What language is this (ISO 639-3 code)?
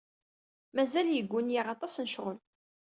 kab